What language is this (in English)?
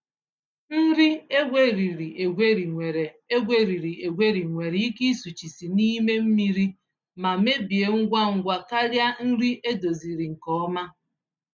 Igbo